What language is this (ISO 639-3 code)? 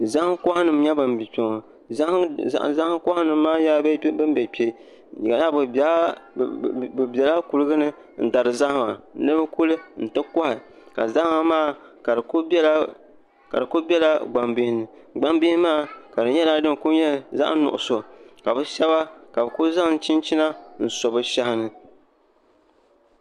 dag